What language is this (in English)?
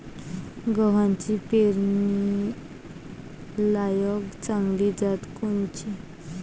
Marathi